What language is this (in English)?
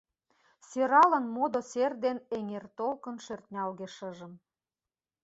Mari